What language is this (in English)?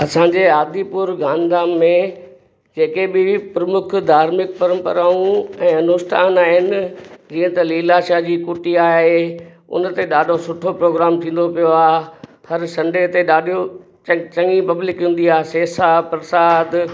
Sindhi